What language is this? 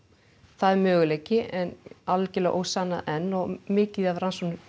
Icelandic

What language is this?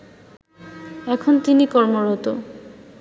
Bangla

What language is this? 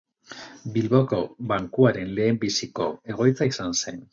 Basque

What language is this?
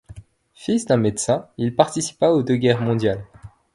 French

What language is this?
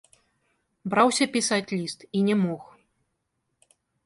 Belarusian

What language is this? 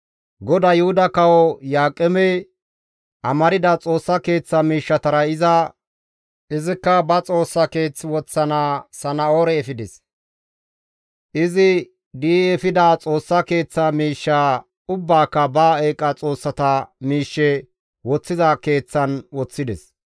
Gamo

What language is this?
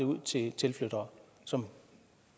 Danish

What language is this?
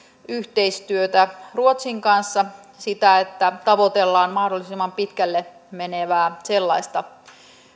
Finnish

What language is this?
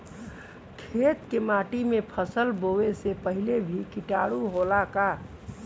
Bhojpuri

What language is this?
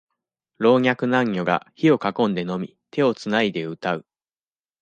Japanese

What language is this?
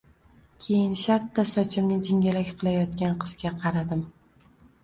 Uzbek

